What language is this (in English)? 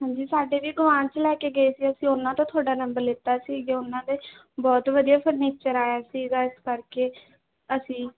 Punjabi